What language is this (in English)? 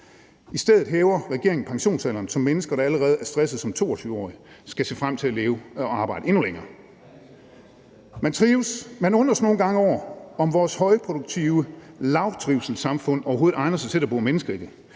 Danish